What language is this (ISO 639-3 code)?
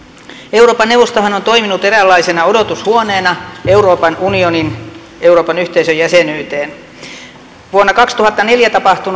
fin